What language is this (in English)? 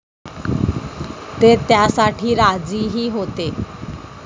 Marathi